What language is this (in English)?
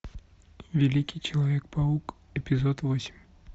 Russian